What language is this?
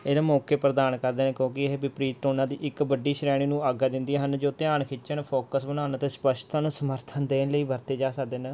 Punjabi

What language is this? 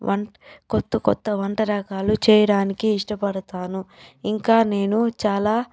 Telugu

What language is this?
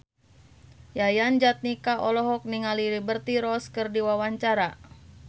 Sundanese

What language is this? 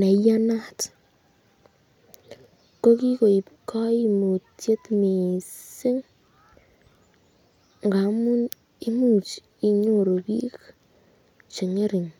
Kalenjin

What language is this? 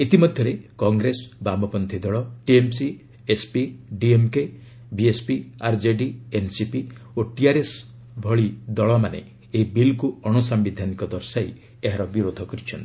Odia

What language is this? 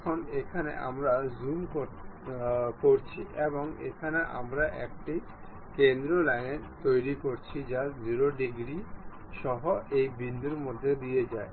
Bangla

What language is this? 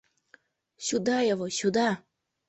Mari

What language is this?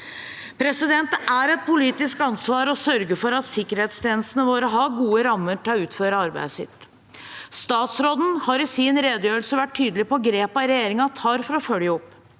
Norwegian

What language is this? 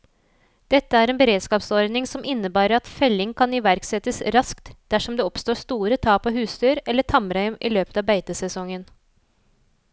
Norwegian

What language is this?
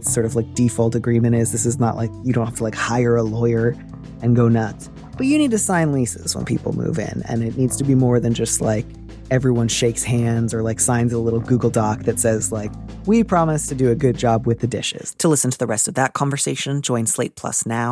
English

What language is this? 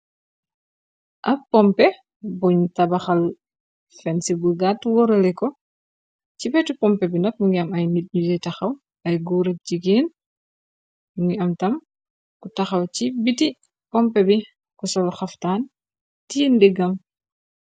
Wolof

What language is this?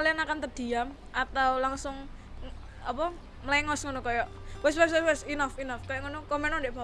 Indonesian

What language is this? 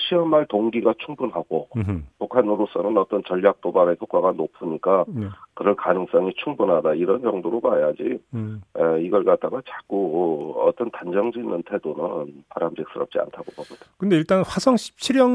Korean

